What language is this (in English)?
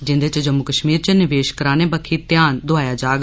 Dogri